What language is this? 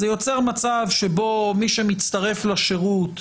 Hebrew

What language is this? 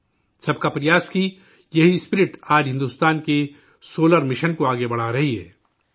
Urdu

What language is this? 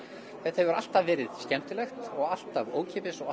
Icelandic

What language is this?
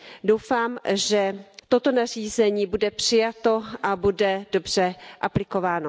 Czech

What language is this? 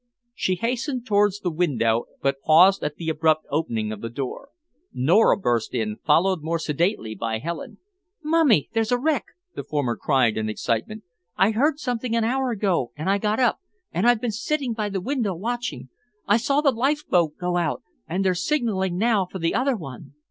English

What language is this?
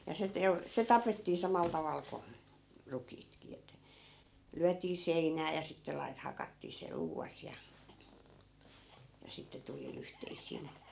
Finnish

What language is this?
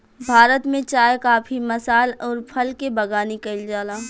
Bhojpuri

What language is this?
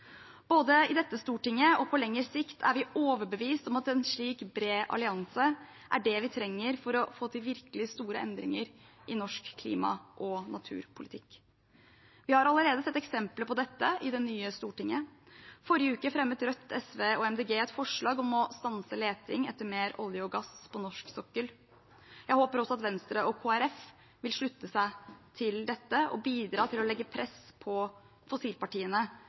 Norwegian Bokmål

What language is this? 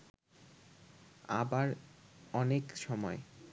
Bangla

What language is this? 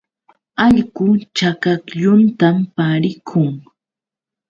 Yauyos Quechua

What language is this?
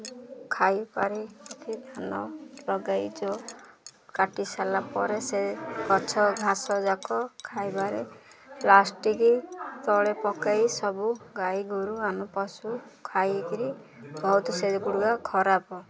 Odia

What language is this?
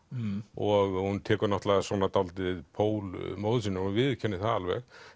Icelandic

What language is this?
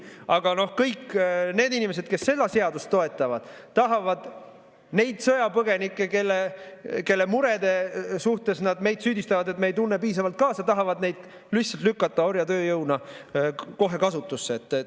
Estonian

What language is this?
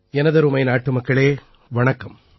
Tamil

